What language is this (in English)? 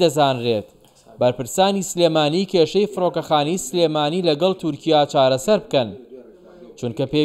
Arabic